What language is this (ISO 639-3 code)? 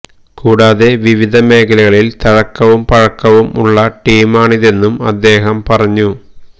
mal